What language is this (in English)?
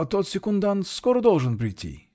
Russian